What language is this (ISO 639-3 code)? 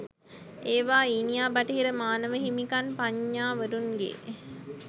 sin